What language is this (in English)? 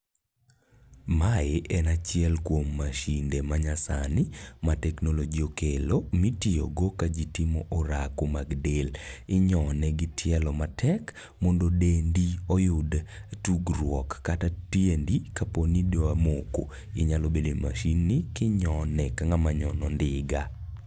Luo (Kenya and Tanzania)